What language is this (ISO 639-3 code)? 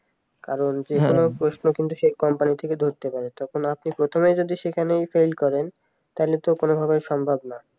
ben